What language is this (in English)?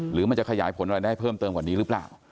Thai